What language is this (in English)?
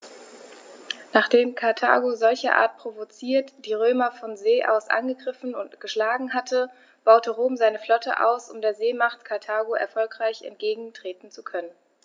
German